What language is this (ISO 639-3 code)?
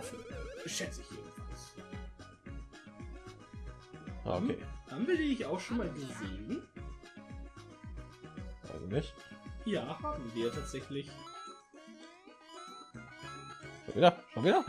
deu